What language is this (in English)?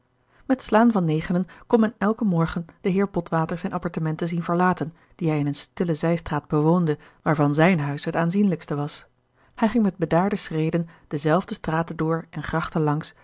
Dutch